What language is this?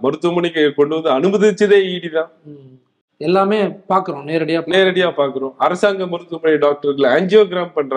Tamil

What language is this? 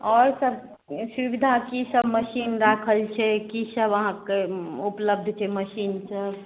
Maithili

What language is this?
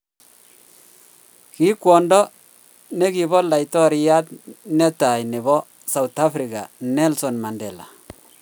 Kalenjin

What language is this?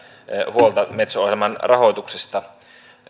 Finnish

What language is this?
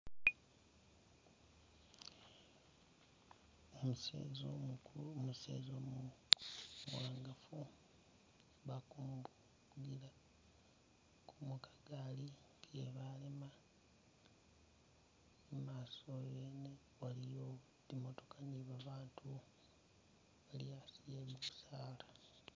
Masaaba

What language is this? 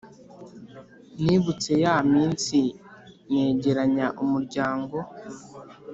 Kinyarwanda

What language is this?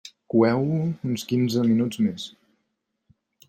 Catalan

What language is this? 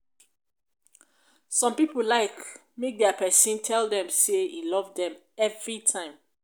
Nigerian Pidgin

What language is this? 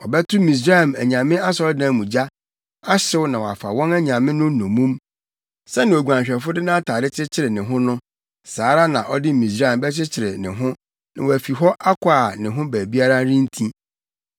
Akan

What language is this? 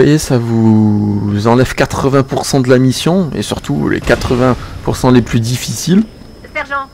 French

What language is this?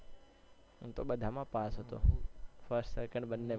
Gujarati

